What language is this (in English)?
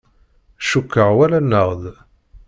Kabyle